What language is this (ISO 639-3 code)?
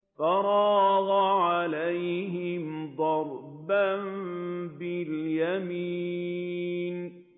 ara